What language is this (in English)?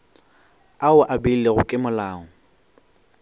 Northern Sotho